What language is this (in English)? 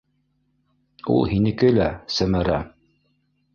Bashkir